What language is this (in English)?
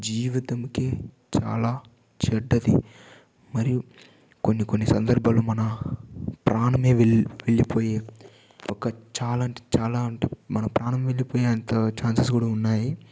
Telugu